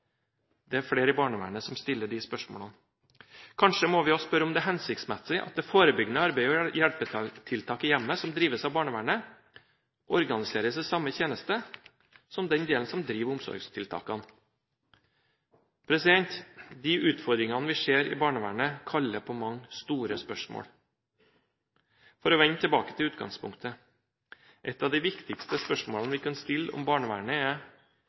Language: Norwegian Bokmål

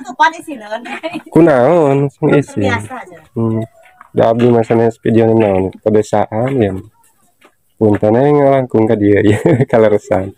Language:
Indonesian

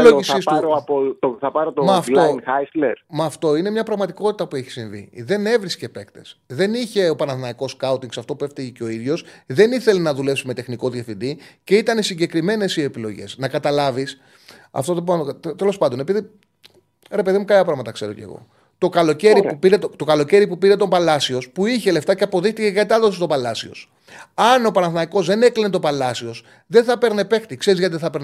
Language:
Greek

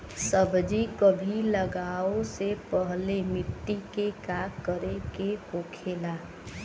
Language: Bhojpuri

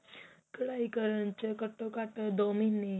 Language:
Punjabi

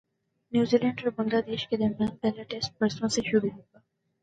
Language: Urdu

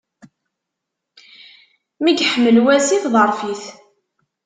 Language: Kabyle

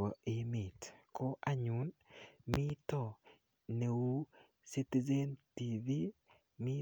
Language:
Kalenjin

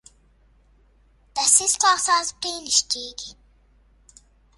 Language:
Latvian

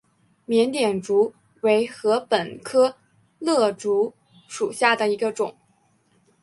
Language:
Chinese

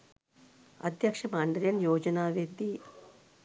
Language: Sinhala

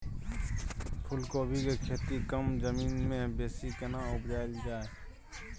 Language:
Maithili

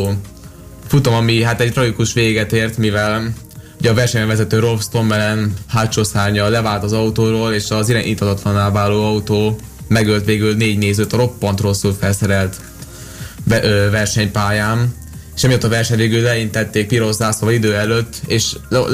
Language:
Hungarian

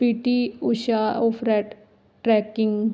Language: Punjabi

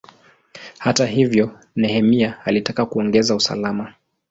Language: Swahili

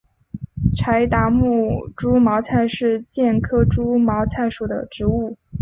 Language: Chinese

